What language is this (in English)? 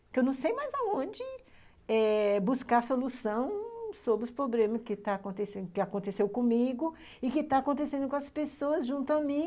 Portuguese